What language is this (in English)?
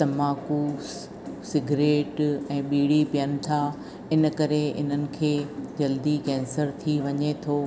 Sindhi